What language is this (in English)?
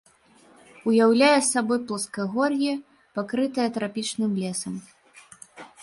Belarusian